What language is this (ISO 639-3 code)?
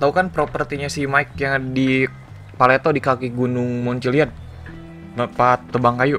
ind